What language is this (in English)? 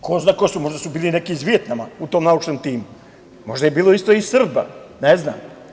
Serbian